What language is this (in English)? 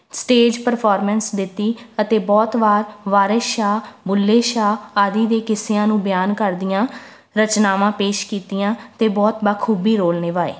Punjabi